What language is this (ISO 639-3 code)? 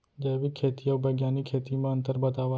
hne